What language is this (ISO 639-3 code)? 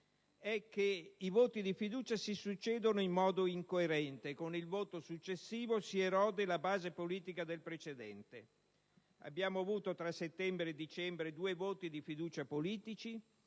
ita